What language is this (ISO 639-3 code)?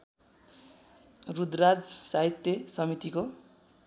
nep